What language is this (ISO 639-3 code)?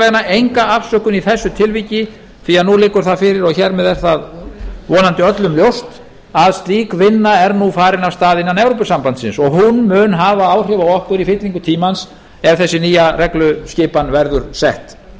isl